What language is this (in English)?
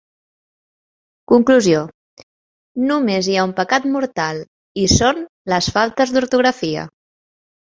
Catalan